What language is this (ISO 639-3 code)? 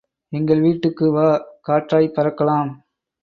tam